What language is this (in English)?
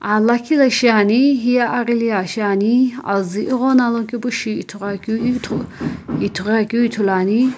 Sumi Naga